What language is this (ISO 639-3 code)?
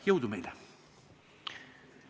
est